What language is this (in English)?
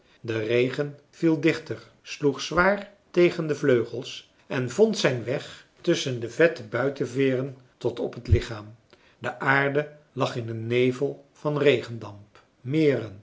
Dutch